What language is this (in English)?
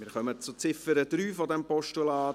Swiss German